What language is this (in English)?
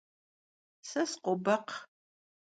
Kabardian